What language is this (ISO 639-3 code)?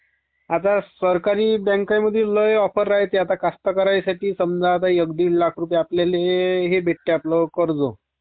mar